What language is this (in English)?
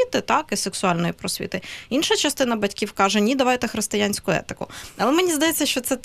Ukrainian